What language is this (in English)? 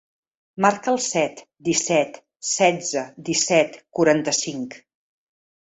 Catalan